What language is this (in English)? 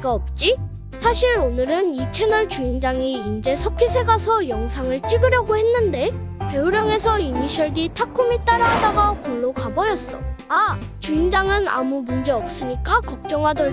Korean